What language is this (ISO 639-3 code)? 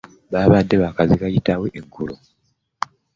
lug